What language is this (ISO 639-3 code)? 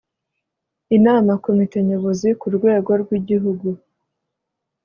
kin